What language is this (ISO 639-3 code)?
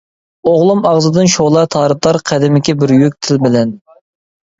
uig